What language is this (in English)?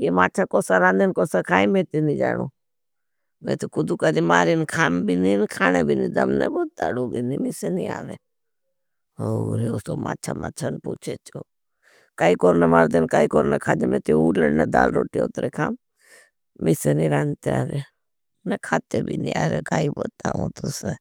Bhili